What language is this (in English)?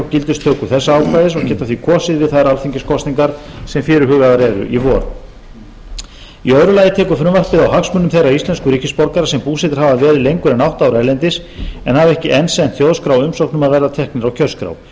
Icelandic